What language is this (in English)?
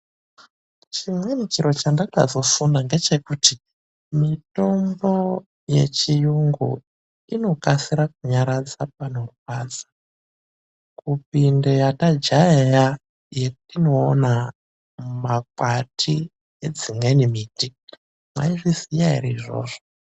Ndau